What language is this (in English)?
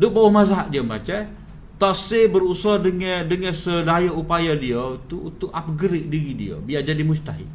Malay